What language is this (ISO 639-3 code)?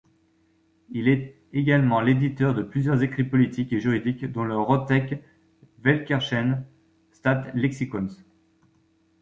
fra